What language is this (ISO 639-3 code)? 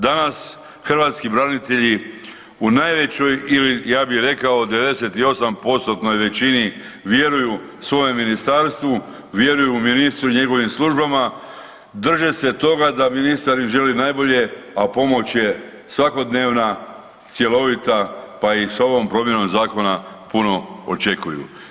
hrv